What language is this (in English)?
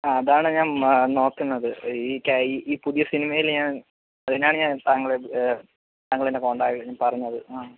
Malayalam